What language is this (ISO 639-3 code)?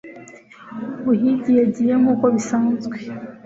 kin